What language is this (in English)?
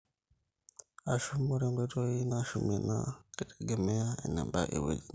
Masai